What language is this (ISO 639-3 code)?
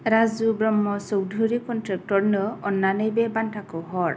brx